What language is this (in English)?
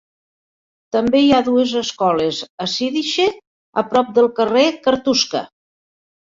Catalan